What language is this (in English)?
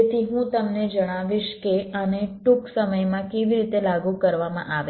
Gujarati